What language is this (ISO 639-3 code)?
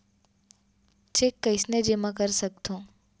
hne